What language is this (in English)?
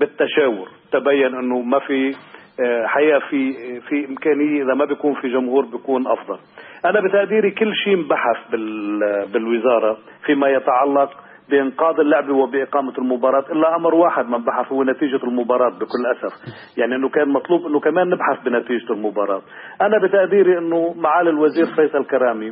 Arabic